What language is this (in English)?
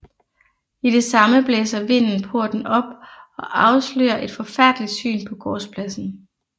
Danish